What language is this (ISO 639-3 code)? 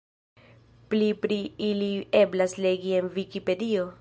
epo